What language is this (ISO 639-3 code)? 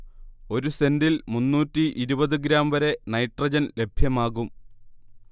mal